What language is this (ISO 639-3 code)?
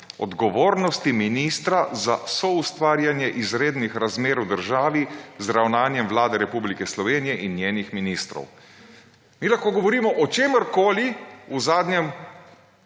slv